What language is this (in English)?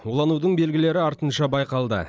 Kazakh